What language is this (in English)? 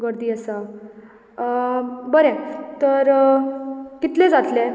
Konkani